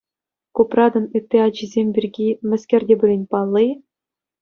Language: Chuvash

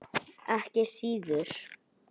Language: Icelandic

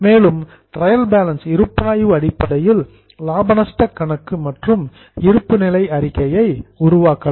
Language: Tamil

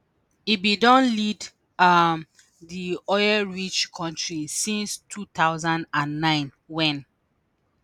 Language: Nigerian Pidgin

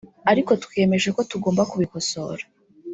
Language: Kinyarwanda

